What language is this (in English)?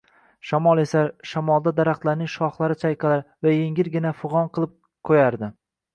Uzbek